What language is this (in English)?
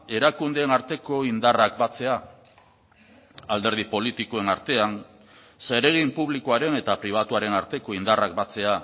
Basque